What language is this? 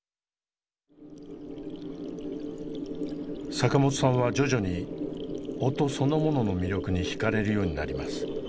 Japanese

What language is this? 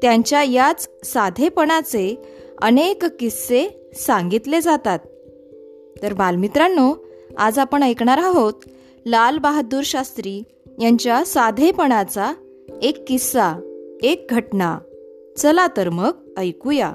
Marathi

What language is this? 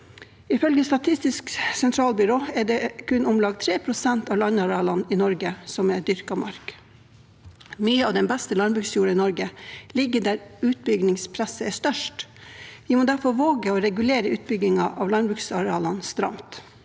Norwegian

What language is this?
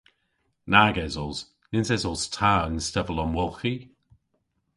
Cornish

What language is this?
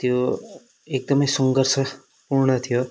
Nepali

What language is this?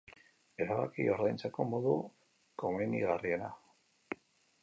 Basque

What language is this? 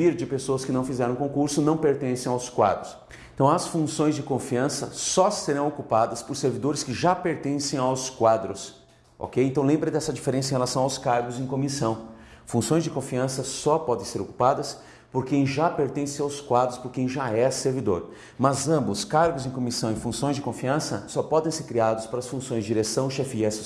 Portuguese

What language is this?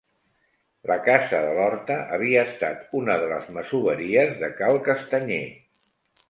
Catalan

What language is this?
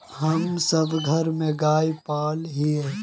Magahi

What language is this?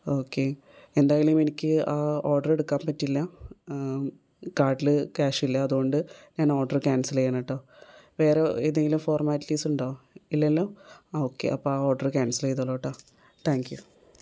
Malayalam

